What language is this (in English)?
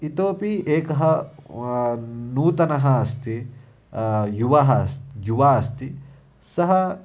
Sanskrit